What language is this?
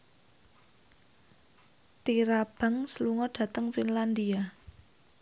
Javanese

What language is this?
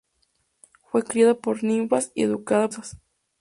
Spanish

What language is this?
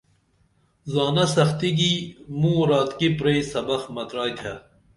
Dameli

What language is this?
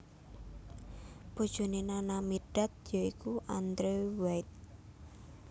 Javanese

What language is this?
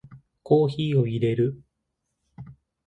Japanese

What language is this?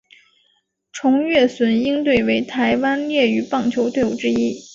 Chinese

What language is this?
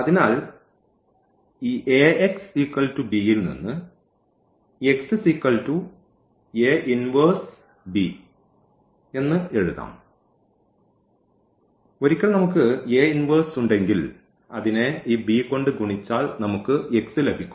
Malayalam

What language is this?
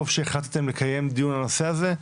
Hebrew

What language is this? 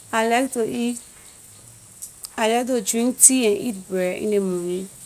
Liberian English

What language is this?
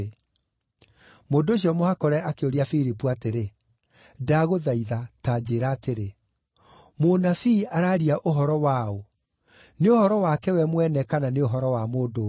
Kikuyu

